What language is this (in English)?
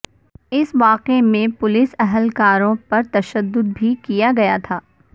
Urdu